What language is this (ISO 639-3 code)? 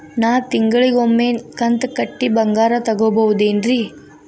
kan